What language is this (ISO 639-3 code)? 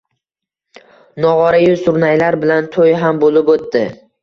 uzb